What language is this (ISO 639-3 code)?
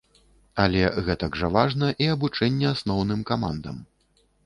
bel